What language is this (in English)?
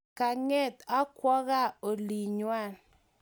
Kalenjin